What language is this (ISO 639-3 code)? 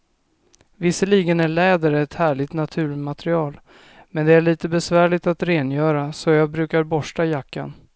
swe